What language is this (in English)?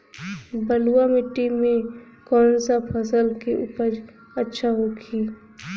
Bhojpuri